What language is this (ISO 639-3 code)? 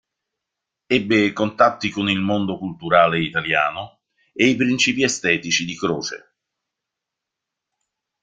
ita